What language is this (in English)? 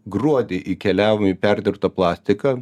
Lithuanian